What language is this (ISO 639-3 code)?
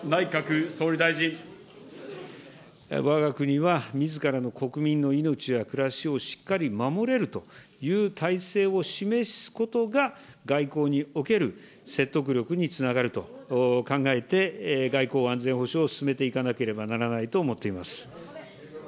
jpn